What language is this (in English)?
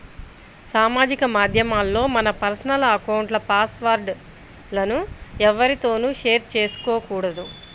Telugu